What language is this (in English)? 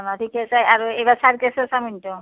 Assamese